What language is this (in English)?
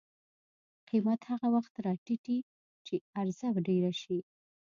Pashto